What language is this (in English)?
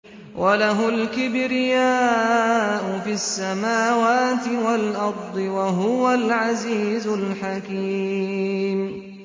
Arabic